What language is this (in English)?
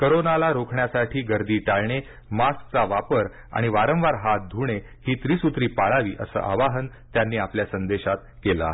Marathi